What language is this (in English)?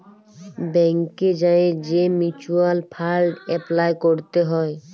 Bangla